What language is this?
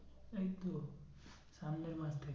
Bangla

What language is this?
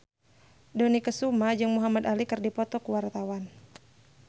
Sundanese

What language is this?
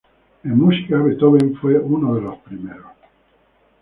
Spanish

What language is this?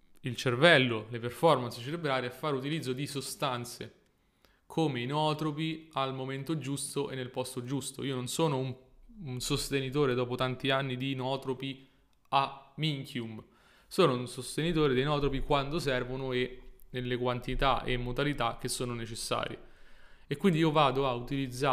Italian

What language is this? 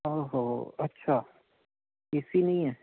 Punjabi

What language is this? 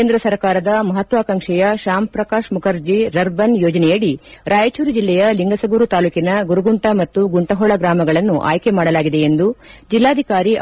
Kannada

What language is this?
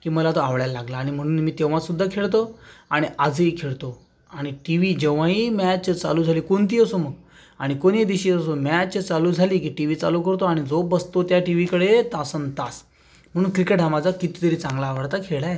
Marathi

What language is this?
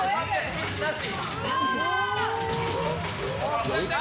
Japanese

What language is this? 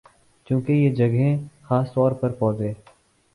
Urdu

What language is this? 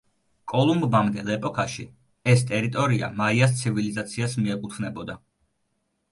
Georgian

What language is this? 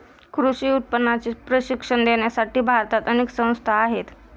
Marathi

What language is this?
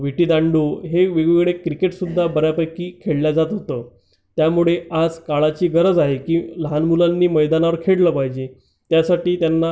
Marathi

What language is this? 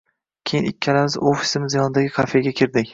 Uzbek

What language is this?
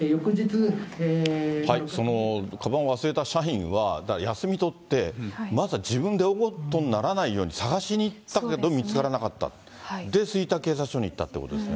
Japanese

